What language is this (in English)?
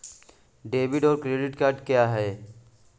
Hindi